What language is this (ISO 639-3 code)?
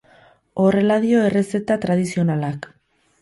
eus